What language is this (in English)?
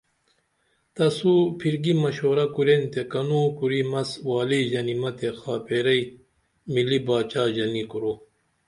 Dameli